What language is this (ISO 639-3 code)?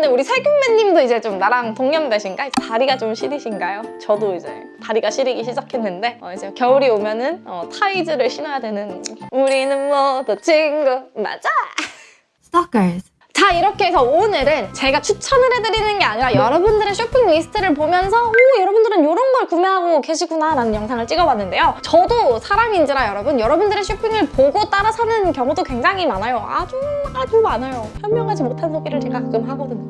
kor